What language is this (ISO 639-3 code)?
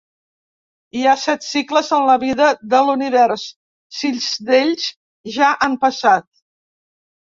cat